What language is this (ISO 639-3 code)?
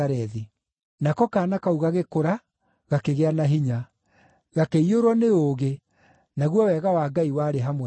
kik